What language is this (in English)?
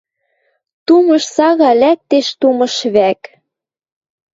Western Mari